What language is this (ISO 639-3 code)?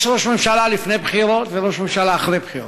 heb